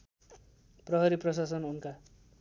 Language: Nepali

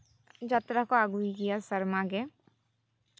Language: Santali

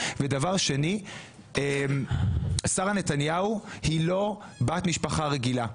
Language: Hebrew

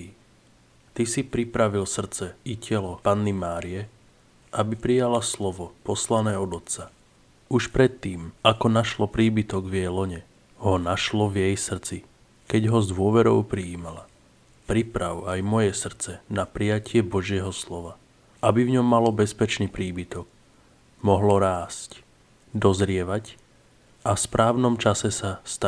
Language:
Slovak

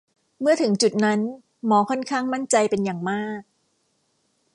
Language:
Thai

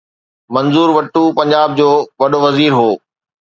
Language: Sindhi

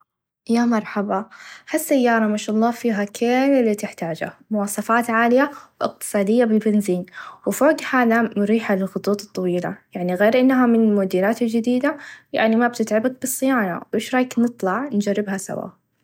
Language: Najdi Arabic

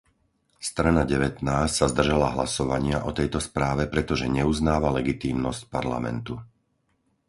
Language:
Slovak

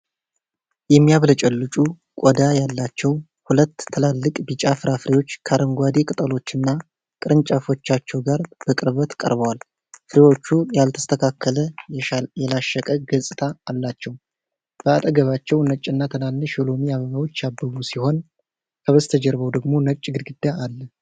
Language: Amharic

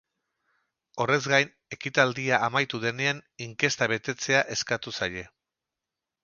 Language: Basque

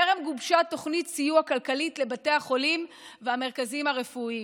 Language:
Hebrew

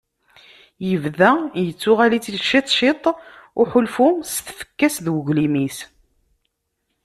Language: Kabyle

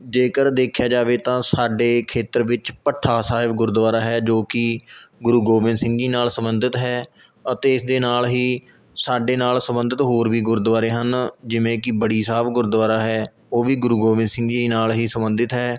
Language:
Punjabi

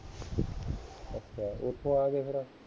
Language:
Punjabi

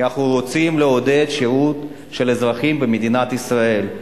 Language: Hebrew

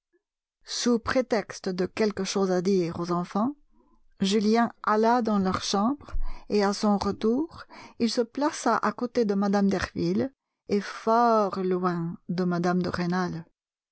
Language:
French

